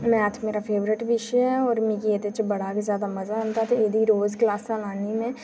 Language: Dogri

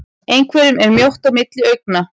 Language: Icelandic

